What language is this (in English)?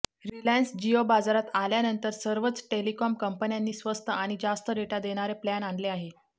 Marathi